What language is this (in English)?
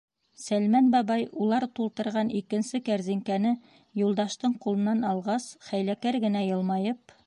Bashkir